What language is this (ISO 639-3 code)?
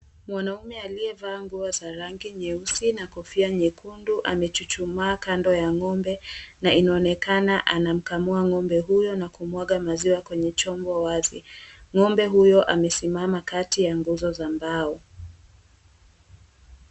swa